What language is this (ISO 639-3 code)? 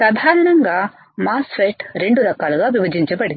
tel